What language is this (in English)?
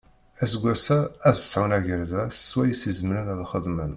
Kabyle